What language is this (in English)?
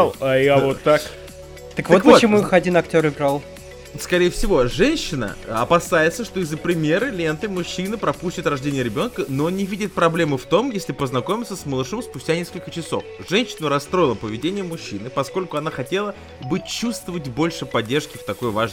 Russian